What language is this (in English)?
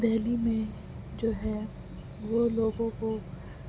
Urdu